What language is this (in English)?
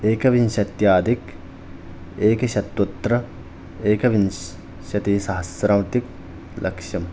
Sanskrit